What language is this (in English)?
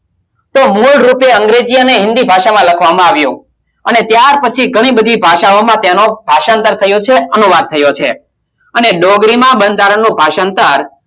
Gujarati